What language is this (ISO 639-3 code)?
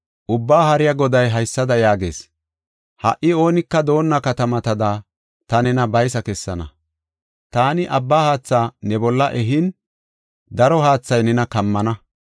gof